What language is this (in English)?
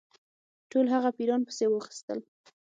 Pashto